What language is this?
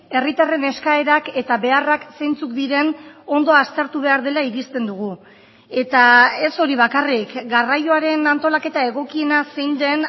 Basque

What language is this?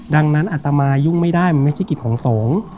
Thai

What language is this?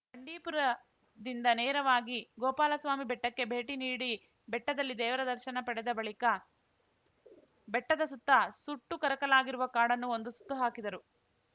Kannada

